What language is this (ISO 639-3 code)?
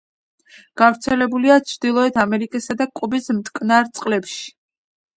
kat